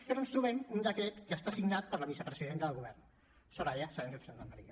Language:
Catalan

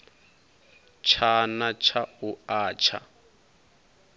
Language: Venda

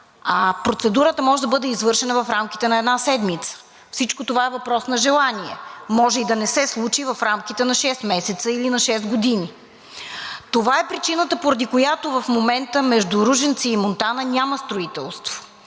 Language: Bulgarian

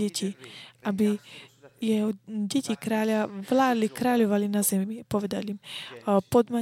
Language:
Slovak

